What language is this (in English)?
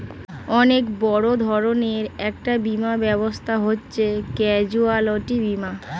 Bangla